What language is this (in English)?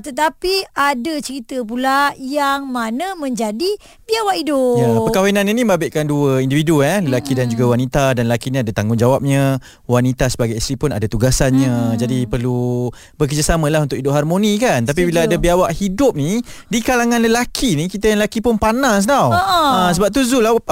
Malay